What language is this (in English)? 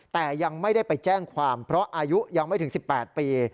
Thai